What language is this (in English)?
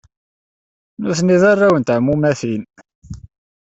Kabyle